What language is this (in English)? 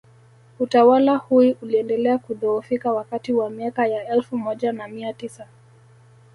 Swahili